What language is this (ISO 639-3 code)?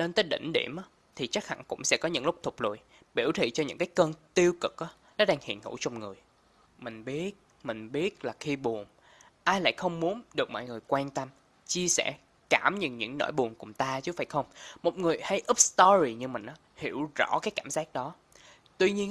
vie